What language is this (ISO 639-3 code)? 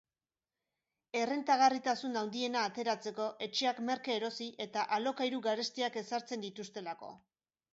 eus